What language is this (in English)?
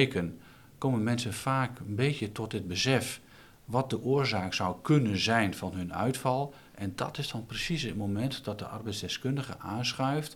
Dutch